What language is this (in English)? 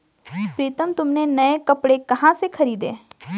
Hindi